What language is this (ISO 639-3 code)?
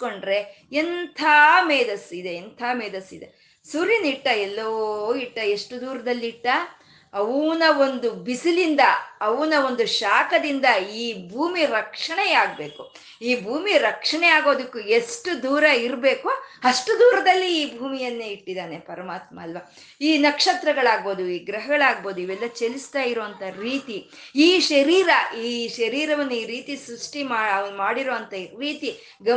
kan